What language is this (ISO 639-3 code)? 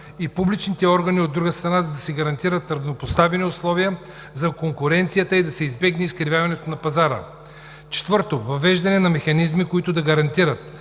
bul